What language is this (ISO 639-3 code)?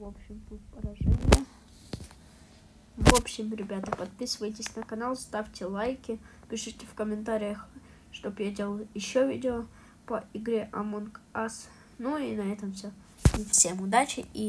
rus